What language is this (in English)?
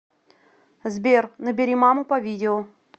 Russian